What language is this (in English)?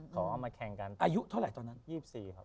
Thai